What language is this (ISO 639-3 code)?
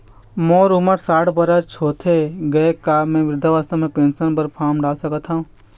hne